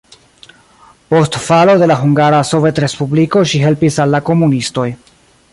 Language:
Esperanto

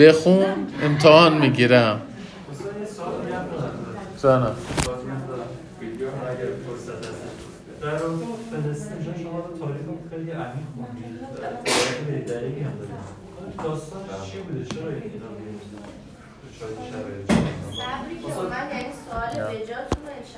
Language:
Persian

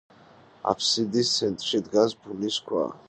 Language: Georgian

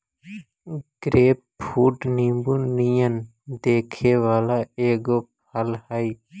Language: Magahi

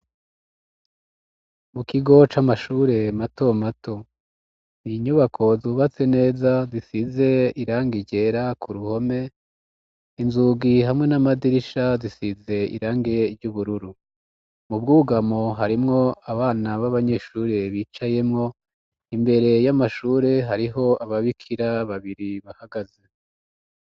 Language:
Rundi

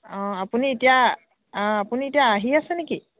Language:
Assamese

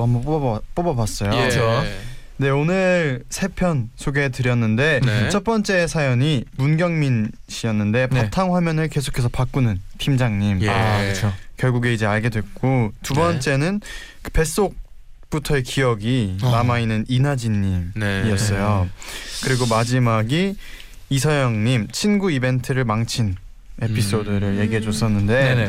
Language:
Korean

